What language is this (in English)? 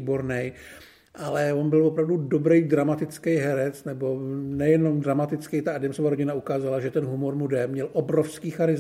Czech